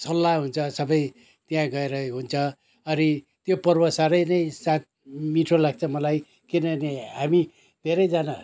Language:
Nepali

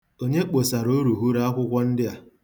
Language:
Igbo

